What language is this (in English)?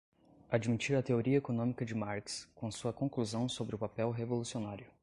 Portuguese